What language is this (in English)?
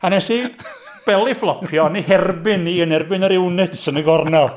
Welsh